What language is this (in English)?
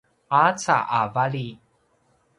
Paiwan